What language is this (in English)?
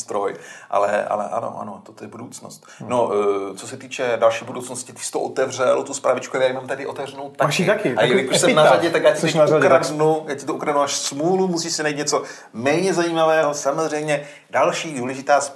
Czech